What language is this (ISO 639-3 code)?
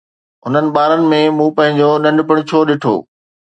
snd